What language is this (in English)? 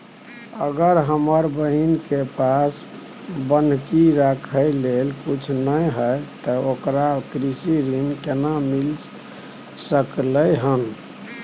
Maithili